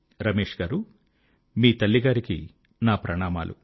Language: Telugu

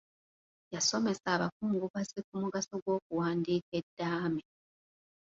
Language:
Ganda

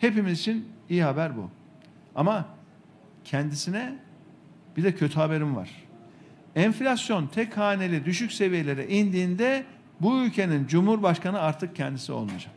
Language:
Turkish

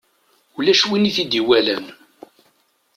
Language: Kabyle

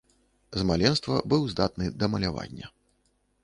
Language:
Belarusian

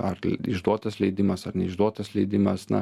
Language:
Lithuanian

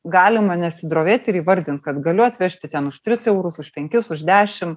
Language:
Lithuanian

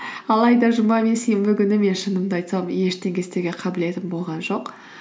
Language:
Kazakh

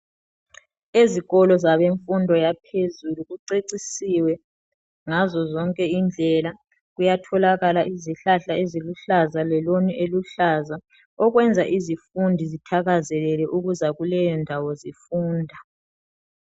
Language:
North Ndebele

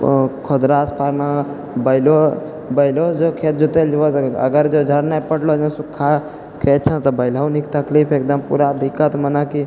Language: Maithili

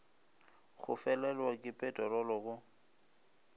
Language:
Northern Sotho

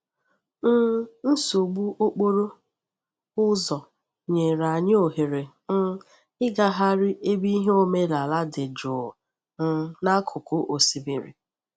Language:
Igbo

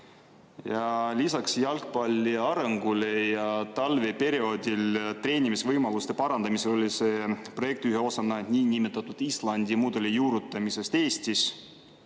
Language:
Estonian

